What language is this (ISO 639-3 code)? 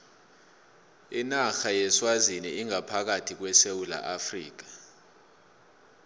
nbl